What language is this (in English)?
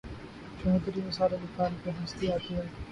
Urdu